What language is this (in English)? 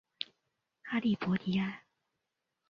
Chinese